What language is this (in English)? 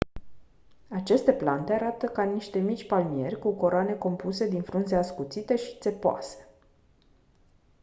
Romanian